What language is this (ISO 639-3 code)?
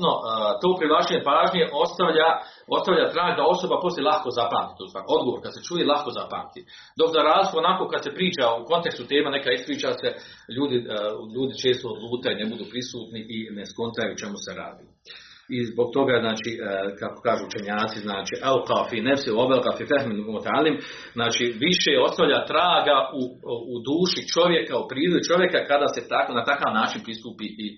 hrv